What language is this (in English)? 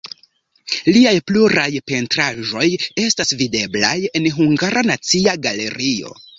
Esperanto